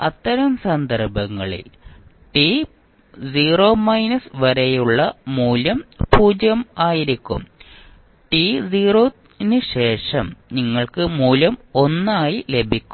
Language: Malayalam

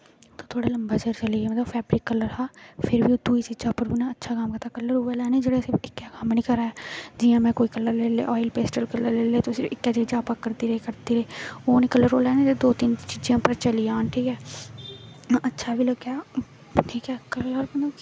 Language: Dogri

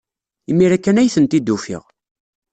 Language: Kabyle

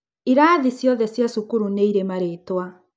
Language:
Kikuyu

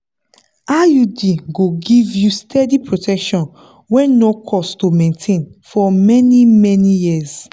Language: Nigerian Pidgin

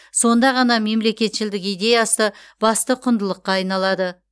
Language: Kazakh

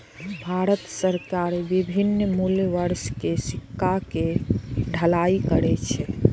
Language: Maithili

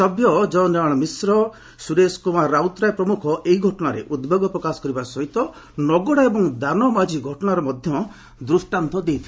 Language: Odia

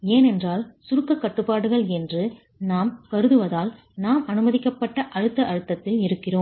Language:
Tamil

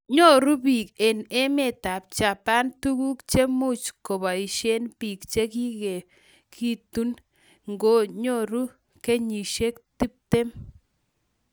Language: Kalenjin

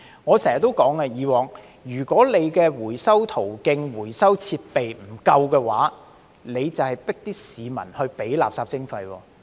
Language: Cantonese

